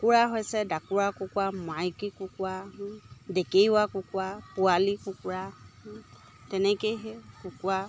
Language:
Assamese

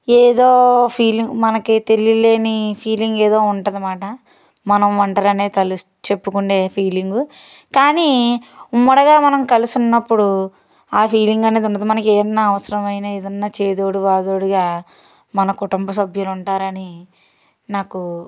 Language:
Telugu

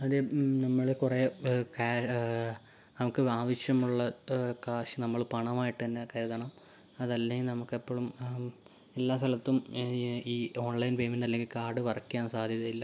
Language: Malayalam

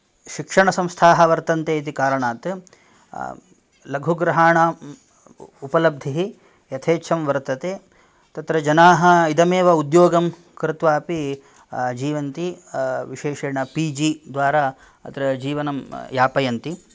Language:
Sanskrit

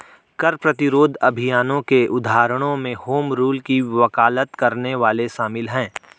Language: Hindi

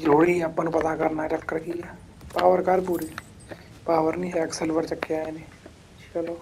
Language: Punjabi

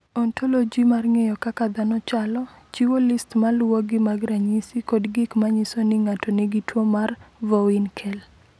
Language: Luo (Kenya and Tanzania)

